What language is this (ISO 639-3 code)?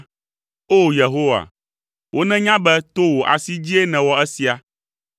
ewe